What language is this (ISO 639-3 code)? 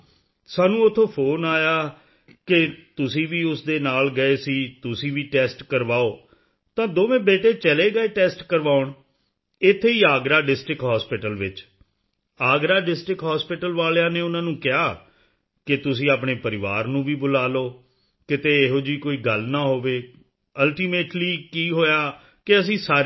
pan